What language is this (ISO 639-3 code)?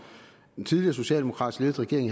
dan